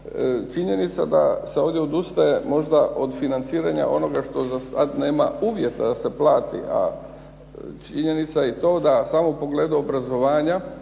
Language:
Croatian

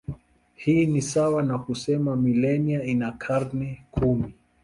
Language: Swahili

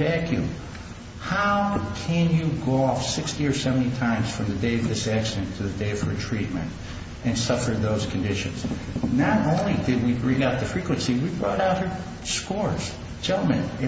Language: English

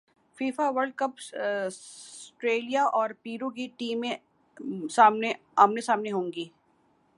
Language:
Urdu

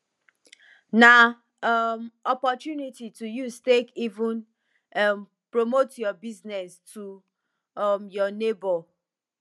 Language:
Nigerian Pidgin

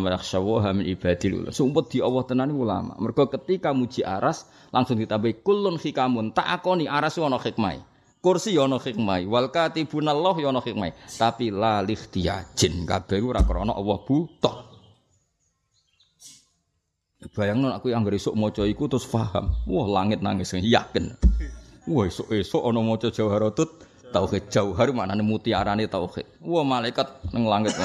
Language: Indonesian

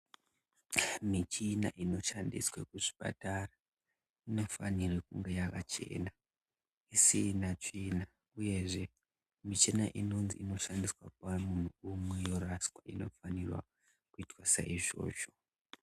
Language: Ndau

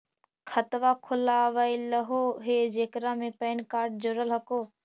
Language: Magahi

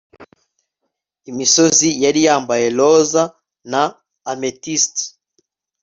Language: Kinyarwanda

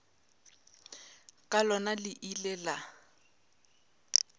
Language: Northern Sotho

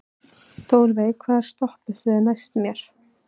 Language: Icelandic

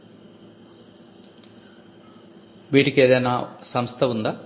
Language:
Telugu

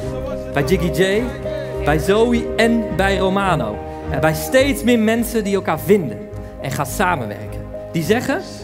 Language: Dutch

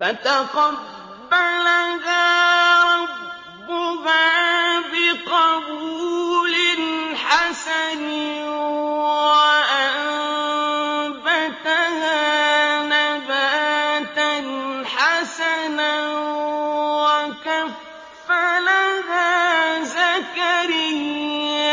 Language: Arabic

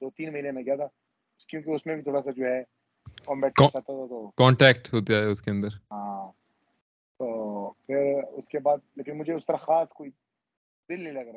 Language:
Urdu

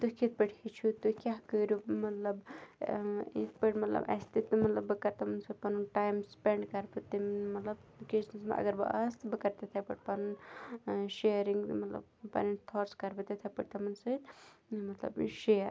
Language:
Kashmiri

